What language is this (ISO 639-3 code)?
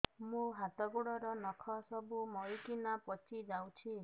ori